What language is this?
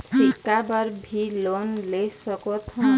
Chhattisgarhi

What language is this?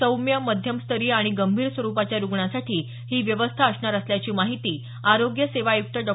Marathi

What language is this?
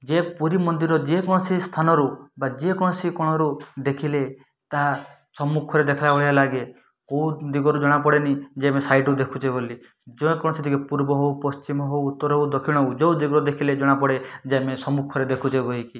Odia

